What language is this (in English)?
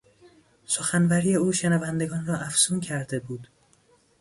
Persian